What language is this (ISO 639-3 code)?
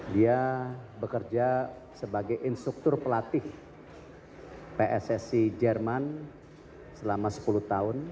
ind